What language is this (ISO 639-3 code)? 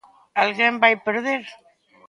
glg